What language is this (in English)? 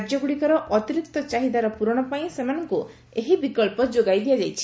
Odia